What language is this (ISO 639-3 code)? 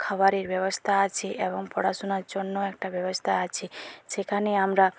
ben